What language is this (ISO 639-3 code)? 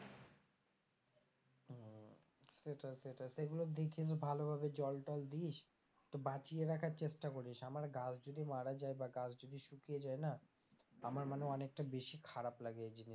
ben